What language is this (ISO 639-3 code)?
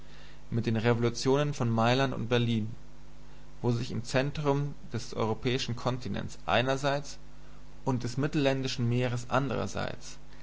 deu